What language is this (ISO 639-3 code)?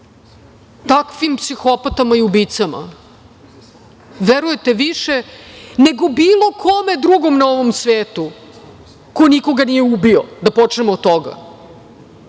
srp